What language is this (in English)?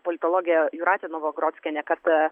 Lithuanian